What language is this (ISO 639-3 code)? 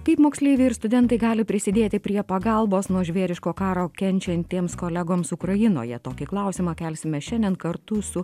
lit